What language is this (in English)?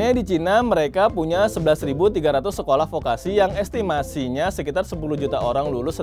Indonesian